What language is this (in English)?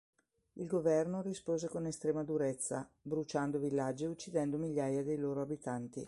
Italian